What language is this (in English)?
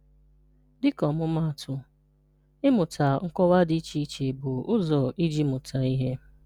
Igbo